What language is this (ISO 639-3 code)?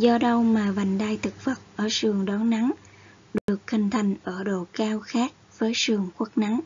vie